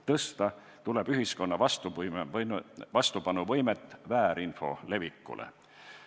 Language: Estonian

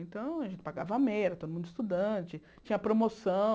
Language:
Portuguese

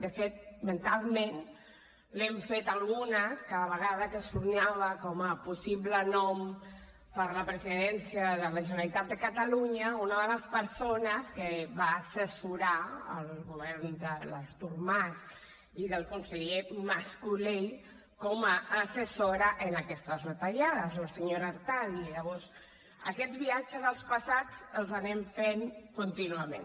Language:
Catalan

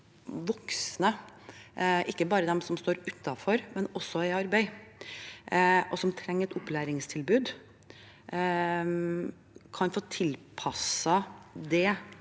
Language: Norwegian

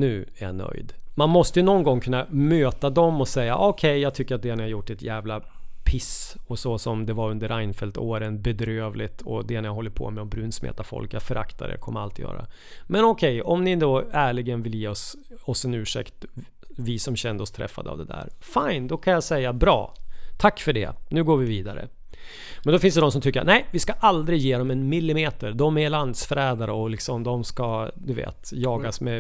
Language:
Swedish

